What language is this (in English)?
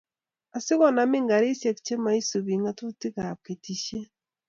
Kalenjin